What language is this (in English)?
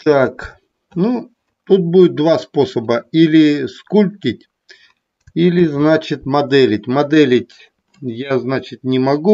Russian